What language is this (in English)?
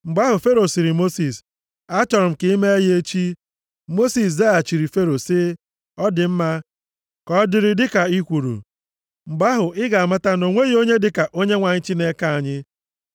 Igbo